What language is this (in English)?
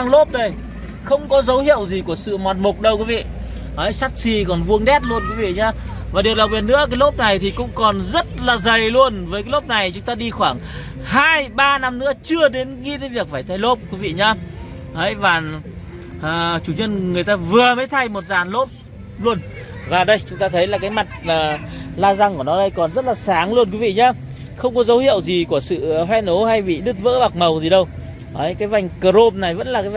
Vietnamese